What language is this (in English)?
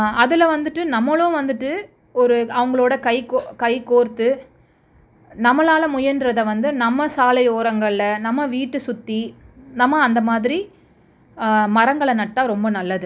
Tamil